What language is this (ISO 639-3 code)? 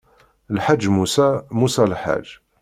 kab